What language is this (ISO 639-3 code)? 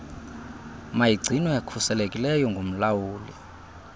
xho